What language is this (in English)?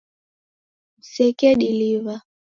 Taita